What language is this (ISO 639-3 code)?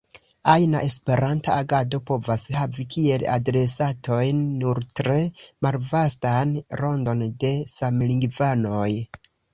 epo